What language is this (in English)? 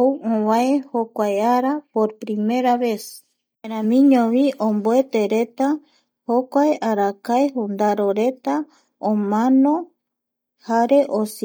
Eastern Bolivian Guaraní